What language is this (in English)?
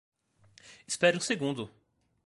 Portuguese